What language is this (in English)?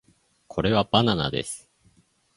Japanese